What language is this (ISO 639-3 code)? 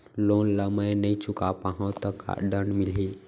hne